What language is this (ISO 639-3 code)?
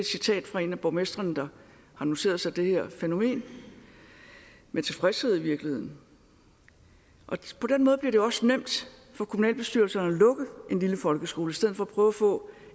dan